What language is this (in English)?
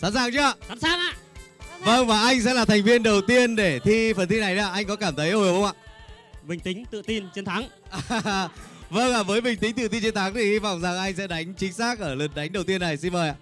Vietnamese